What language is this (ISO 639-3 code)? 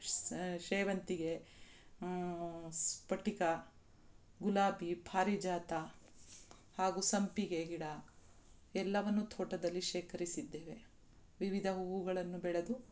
kan